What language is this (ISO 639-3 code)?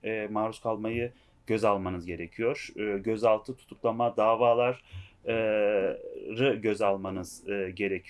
tur